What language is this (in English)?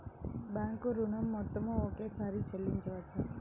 Telugu